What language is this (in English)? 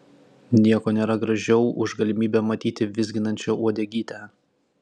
Lithuanian